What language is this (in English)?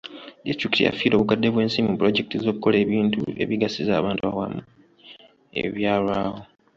Ganda